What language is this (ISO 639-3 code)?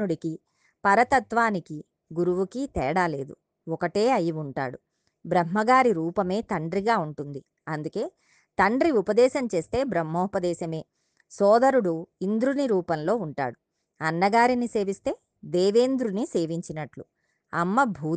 tel